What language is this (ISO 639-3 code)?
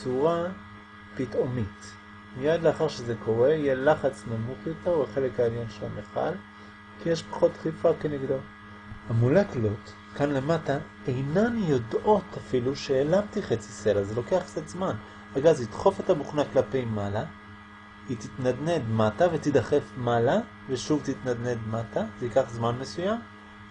heb